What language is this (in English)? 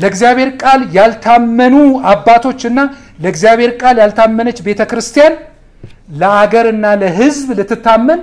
Arabic